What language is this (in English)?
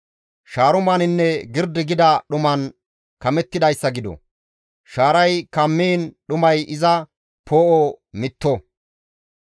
Gamo